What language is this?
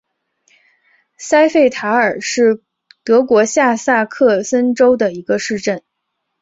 Chinese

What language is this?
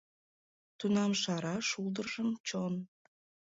Mari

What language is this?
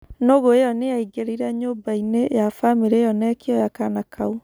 Kikuyu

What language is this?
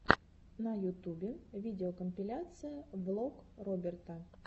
Russian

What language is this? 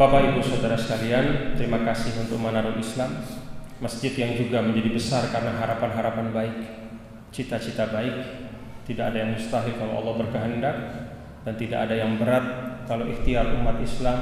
Indonesian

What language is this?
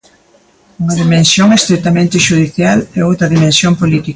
Galician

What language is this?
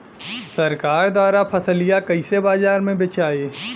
Bhojpuri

